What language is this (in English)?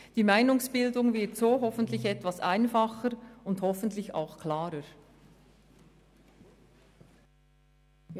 Swiss German